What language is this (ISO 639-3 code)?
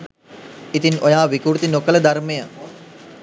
sin